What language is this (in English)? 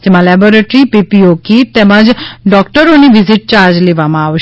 Gujarati